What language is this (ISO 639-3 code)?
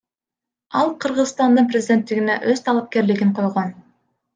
kir